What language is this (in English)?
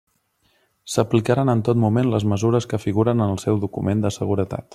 Catalan